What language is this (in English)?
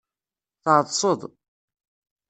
Kabyle